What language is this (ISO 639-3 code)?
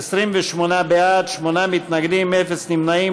heb